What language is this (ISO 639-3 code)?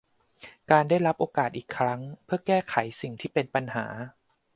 tha